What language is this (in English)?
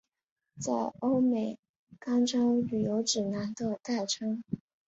Chinese